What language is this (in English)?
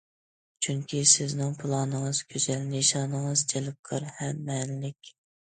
Uyghur